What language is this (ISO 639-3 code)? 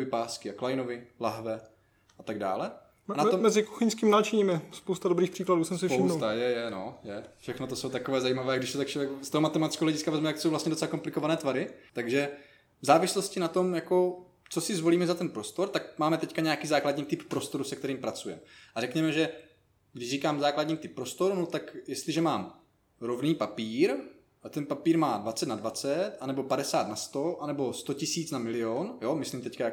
ces